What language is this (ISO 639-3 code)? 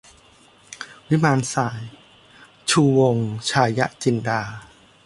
tha